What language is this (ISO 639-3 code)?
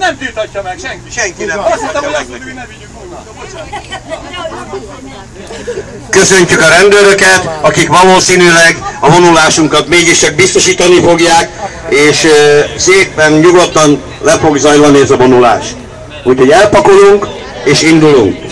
hun